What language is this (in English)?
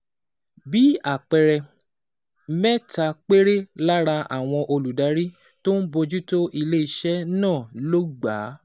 Yoruba